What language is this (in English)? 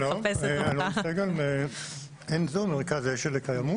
Hebrew